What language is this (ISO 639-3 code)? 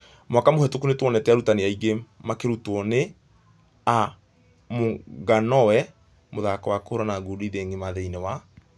kik